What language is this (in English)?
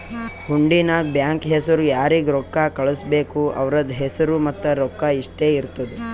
Kannada